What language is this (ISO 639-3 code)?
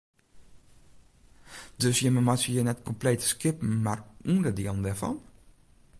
fry